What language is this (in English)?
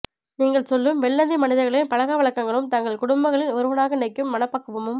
Tamil